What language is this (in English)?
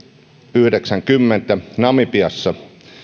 Finnish